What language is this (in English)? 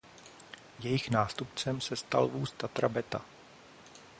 Czech